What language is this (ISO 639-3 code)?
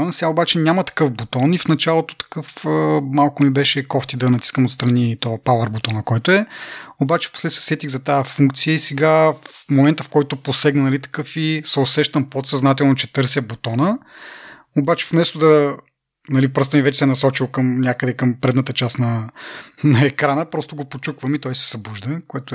bul